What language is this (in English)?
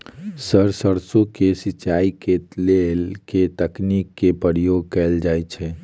Maithili